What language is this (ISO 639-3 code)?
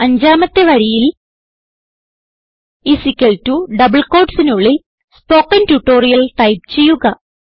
mal